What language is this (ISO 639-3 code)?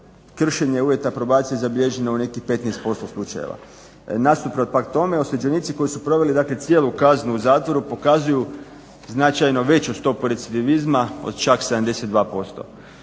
hrv